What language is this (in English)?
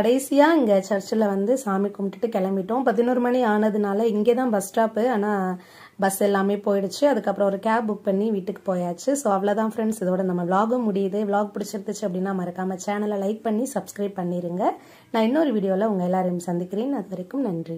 Tamil